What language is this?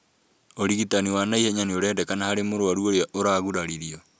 Kikuyu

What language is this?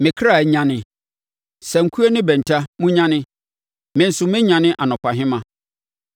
Akan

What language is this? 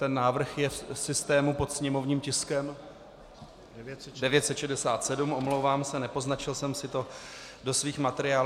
Czech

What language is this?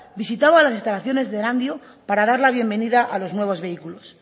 Spanish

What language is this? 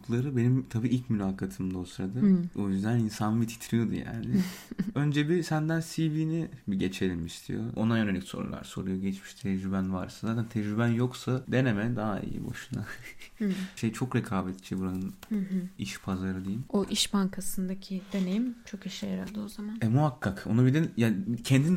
Turkish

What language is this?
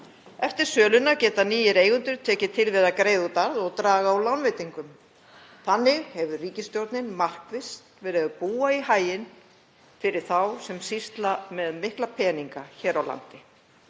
Icelandic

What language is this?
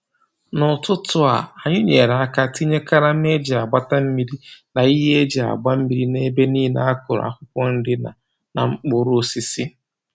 Igbo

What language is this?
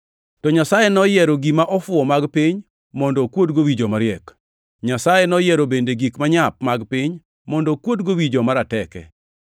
Luo (Kenya and Tanzania)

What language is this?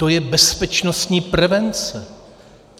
Czech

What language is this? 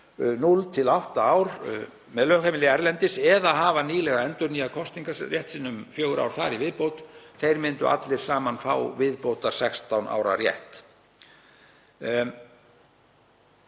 Icelandic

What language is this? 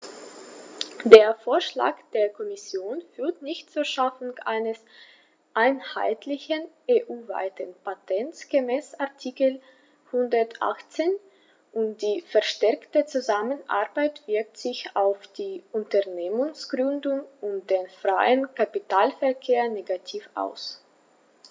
German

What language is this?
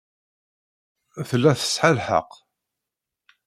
Kabyle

